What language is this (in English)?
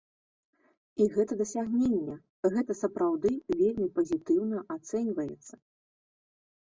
Belarusian